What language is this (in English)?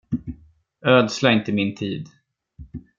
Swedish